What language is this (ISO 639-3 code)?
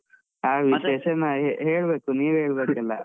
kan